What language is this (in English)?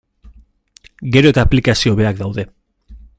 Basque